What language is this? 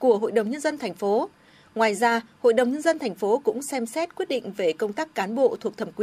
Vietnamese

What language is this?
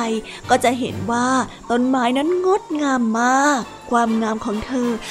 Thai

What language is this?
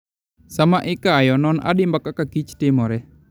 Luo (Kenya and Tanzania)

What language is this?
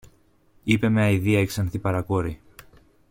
Greek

